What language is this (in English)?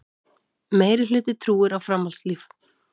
Icelandic